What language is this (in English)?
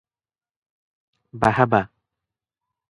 Odia